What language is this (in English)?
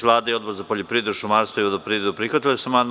Serbian